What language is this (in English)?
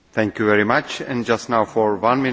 Hungarian